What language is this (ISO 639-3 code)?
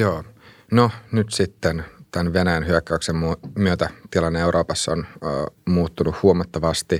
fin